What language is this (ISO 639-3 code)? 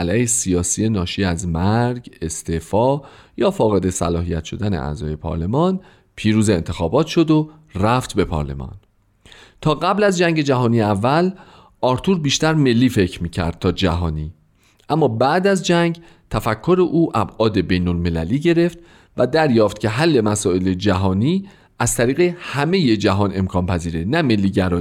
fas